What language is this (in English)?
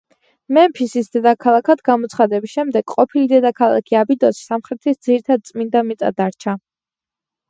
Georgian